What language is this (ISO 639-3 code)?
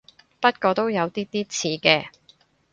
yue